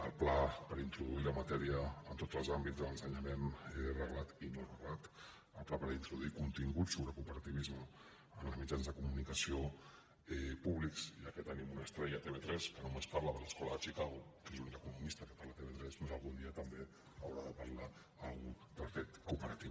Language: Catalan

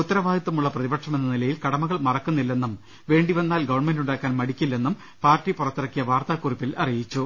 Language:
Malayalam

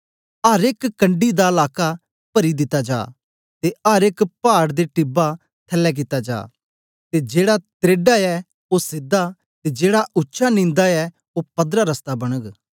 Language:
Dogri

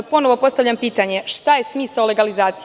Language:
Serbian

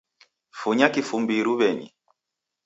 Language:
Taita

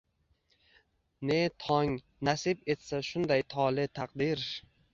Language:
Uzbek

